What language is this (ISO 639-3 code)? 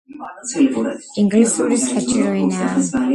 kat